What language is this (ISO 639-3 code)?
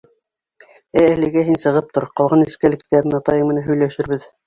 bak